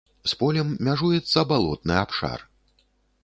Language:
Belarusian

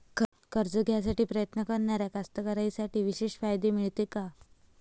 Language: Marathi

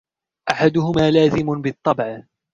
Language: Arabic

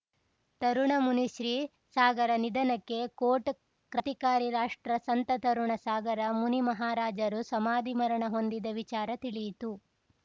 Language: Kannada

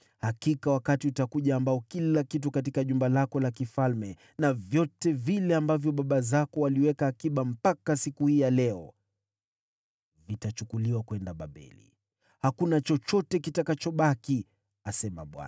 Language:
Swahili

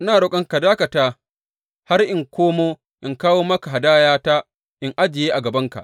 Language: Hausa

